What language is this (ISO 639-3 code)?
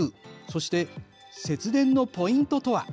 jpn